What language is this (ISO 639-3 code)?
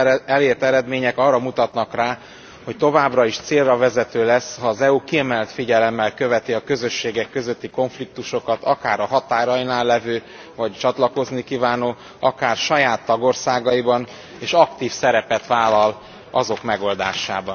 hun